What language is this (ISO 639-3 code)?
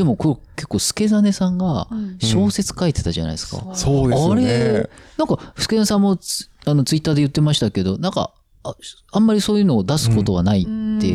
jpn